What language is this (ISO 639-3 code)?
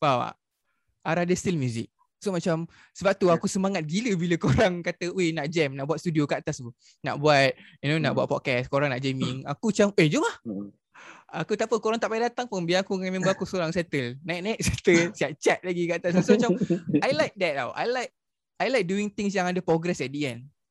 msa